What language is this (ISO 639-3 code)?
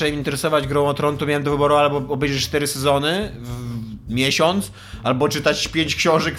pol